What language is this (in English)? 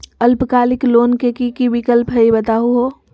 Magahi